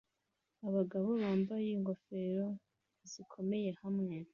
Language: Kinyarwanda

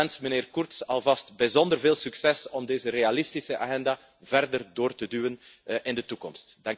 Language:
Dutch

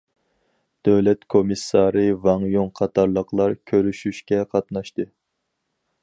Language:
Uyghur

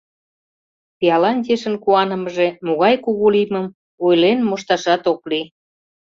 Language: Mari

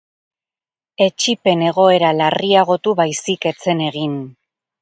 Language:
Basque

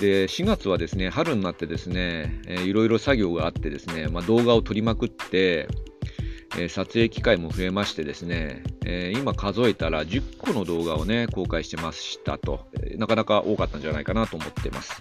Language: Japanese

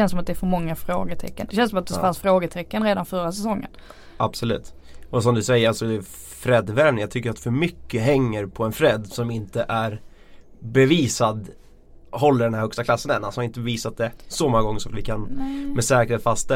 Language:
Swedish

